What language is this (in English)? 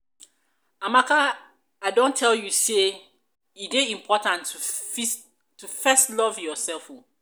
Nigerian Pidgin